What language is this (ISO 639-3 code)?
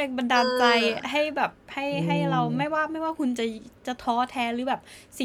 tha